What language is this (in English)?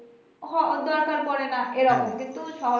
Bangla